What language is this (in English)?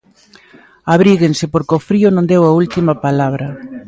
Galician